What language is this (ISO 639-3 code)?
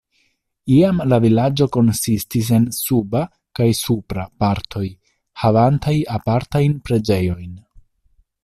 epo